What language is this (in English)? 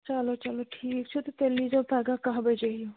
Kashmiri